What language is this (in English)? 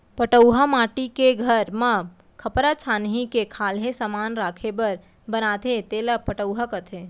Chhattisgarhi